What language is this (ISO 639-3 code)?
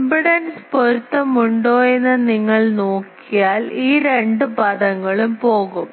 mal